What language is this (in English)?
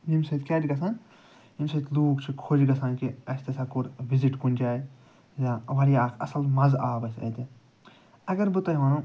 Kashmiri